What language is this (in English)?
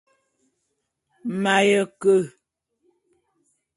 Bulu